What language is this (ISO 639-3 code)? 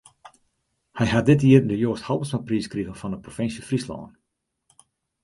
fry